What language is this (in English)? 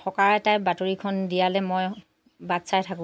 Assamese